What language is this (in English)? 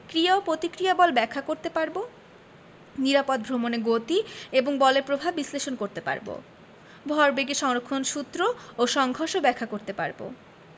Bangla